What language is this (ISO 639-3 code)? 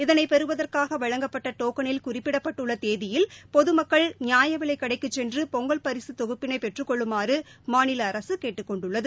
tam